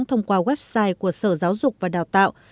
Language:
Vietnamese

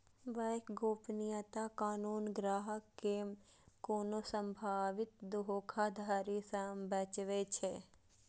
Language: Maithili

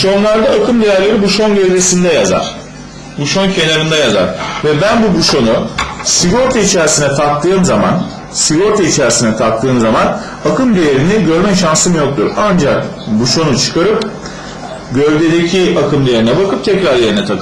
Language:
Turkish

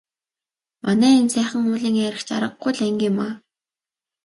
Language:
Mongolian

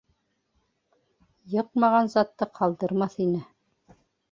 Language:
Bashkir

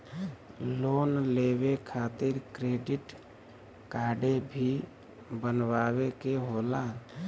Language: Bhojpuri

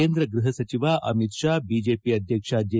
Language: Kannada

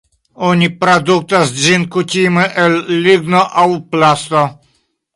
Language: Esperanto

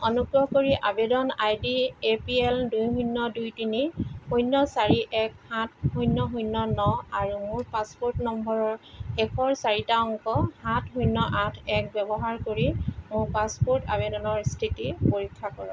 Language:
Assamese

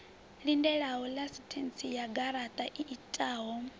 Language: Venda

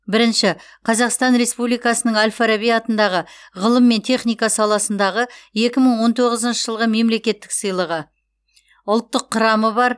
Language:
Kazakh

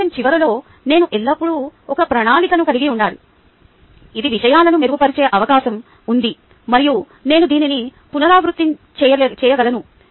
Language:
Telugu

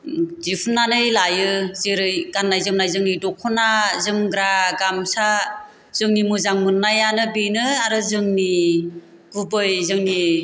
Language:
Bodo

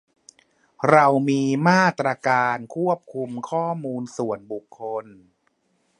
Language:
Thai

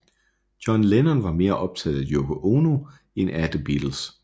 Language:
Danish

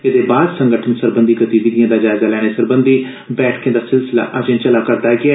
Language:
Dogri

